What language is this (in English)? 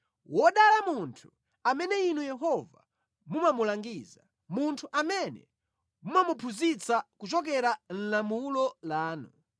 Nyanja